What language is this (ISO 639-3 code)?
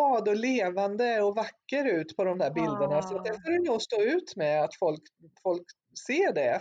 swe